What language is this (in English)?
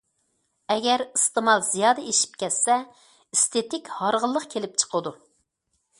Uyghur